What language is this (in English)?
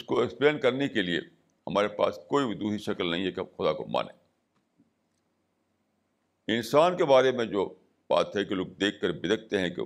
Urdu